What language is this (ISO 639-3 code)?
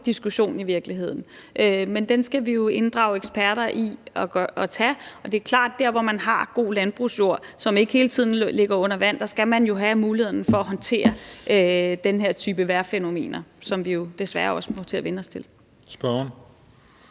dan